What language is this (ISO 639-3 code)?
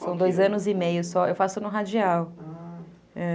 por